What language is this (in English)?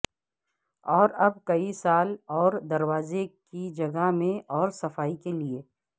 Urdu